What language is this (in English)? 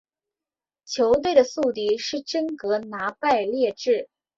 Chinese